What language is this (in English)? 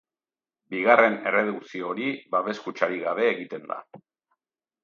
Basque